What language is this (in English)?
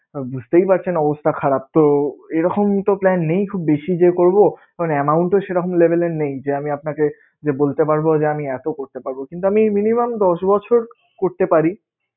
Bangla